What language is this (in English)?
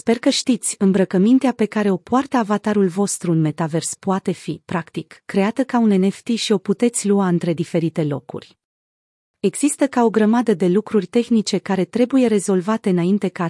Romanian